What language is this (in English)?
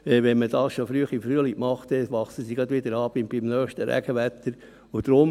Swiss German